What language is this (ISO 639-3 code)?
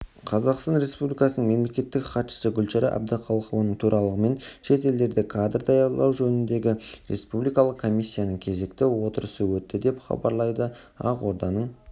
kaz